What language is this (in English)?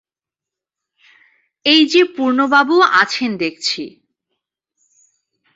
Bangla